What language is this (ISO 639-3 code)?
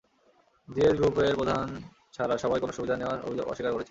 ben